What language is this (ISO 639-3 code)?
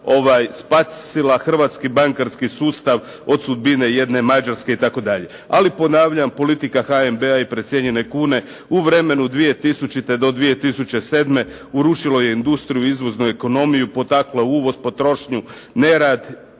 hrv